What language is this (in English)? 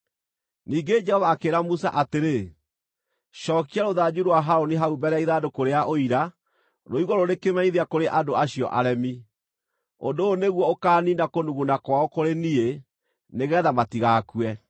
Kikuyu